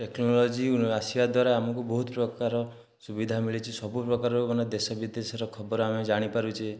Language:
Odia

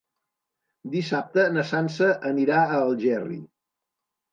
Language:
Catalan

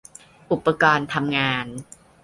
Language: Thai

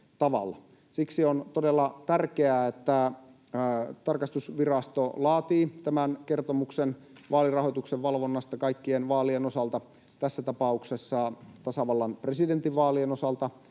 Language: Finnish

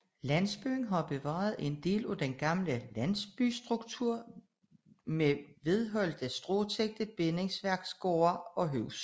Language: Danish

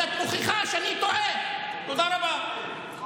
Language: Hebrew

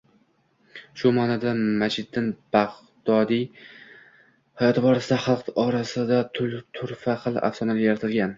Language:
Uzbek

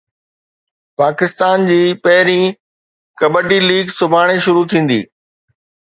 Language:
Sindhi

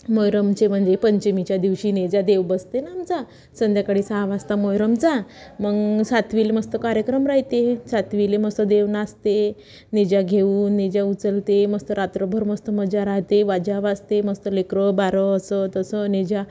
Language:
Marathi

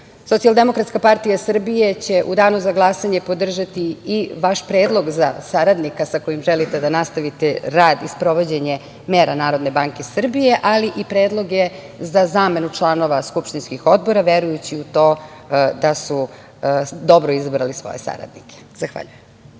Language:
Serbian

